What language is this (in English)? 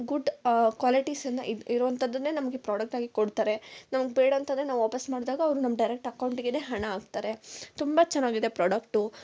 Kannada